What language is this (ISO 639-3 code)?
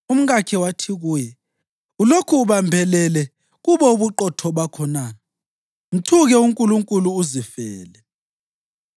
nde